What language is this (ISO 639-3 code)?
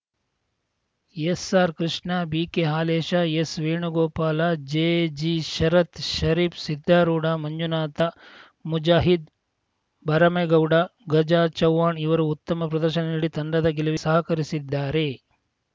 kan